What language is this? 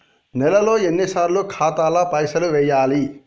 Telugu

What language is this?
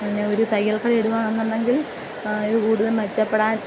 Malayalam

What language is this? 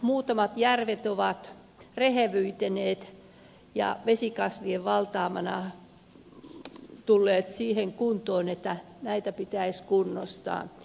Finnish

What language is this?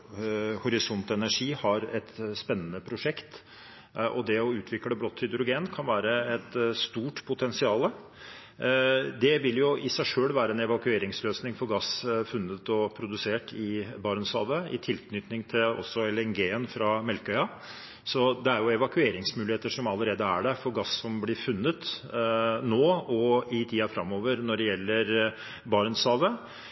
Norwegian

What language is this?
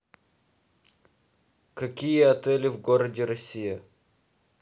Russian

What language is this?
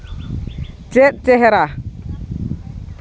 Santali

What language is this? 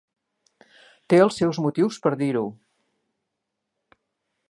Catalan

